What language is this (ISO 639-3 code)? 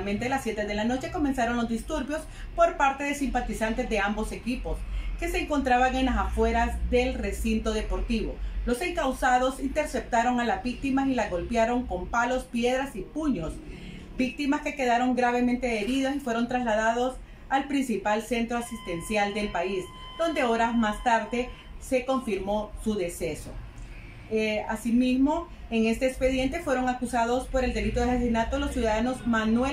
spa